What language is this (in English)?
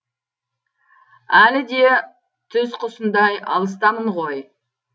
Kazakh